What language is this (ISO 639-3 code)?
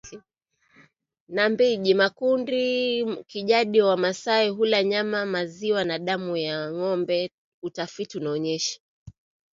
swa